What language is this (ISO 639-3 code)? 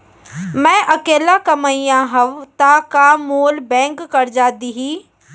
hne